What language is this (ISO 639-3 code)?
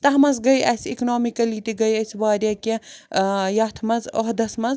kas